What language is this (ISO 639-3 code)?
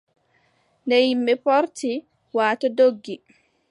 fub